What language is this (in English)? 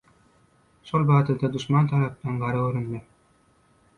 Turkmen